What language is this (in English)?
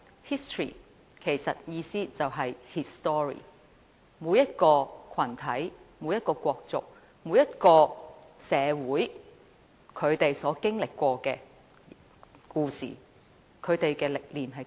Cantonese